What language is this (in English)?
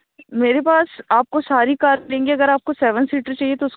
Urdu